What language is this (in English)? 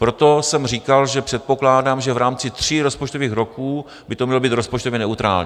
Czech